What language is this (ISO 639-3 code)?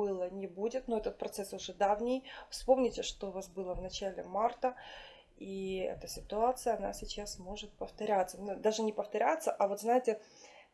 rus